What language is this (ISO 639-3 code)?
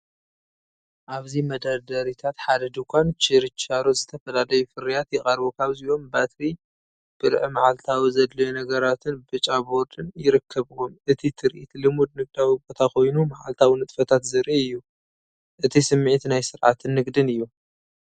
tir